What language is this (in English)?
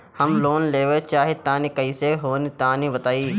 Bhojpuri